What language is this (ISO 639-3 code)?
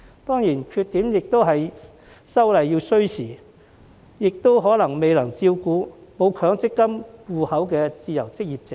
yue